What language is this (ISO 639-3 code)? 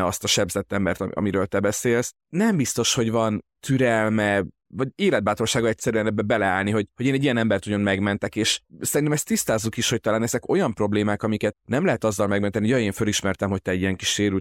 hun